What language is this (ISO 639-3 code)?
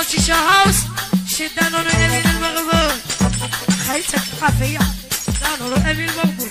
ara